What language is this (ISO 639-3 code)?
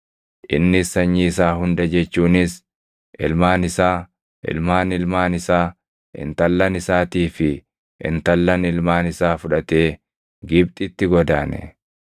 orm